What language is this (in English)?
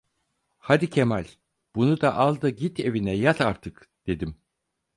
Turkish